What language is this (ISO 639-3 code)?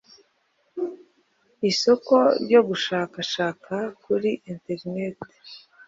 kin